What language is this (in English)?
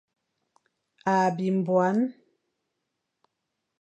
Fang